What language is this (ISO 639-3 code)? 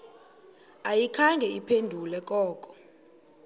xho